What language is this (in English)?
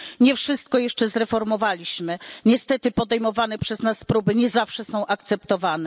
Polish